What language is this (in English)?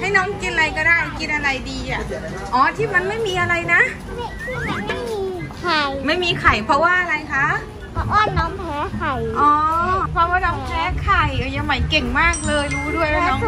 Thai